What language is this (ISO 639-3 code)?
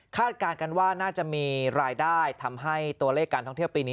tha